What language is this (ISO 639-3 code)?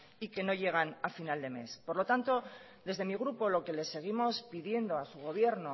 spa